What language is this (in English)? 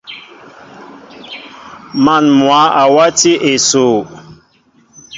Mbo (Cameroon)